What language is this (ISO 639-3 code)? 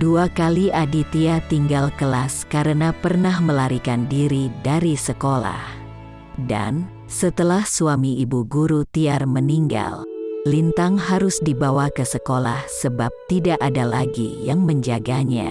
ind